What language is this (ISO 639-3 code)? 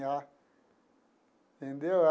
por